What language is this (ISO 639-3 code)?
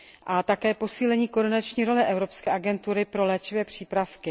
ces